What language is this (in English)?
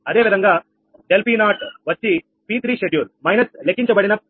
Telugu